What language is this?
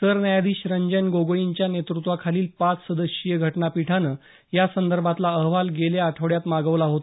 Marathi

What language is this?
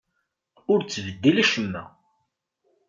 Kabyle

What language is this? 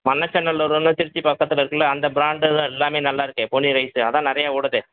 Tamil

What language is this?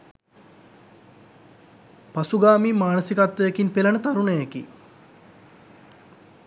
Sinhala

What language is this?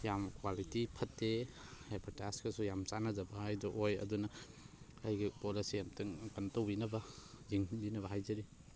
Manipuri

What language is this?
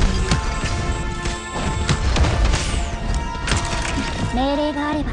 Japanese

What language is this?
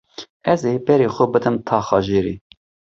Kurdish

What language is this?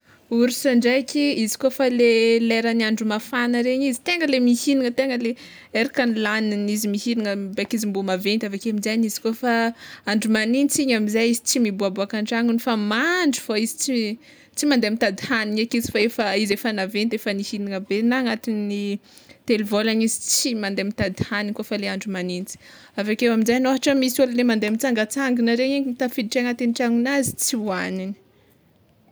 Tsimihety Malagasy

